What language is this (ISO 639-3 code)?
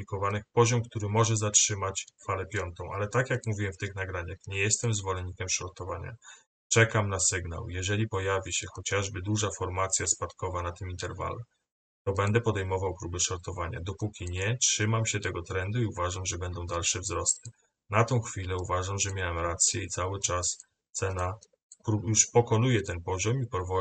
pol